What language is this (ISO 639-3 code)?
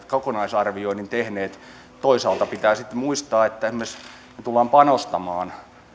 fin